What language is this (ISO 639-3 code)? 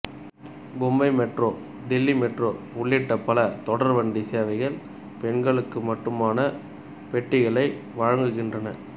tam